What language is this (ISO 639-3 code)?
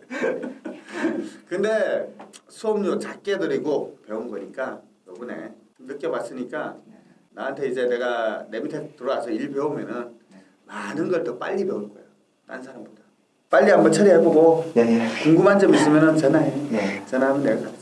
kor